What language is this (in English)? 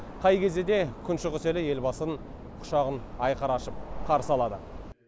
Kazakh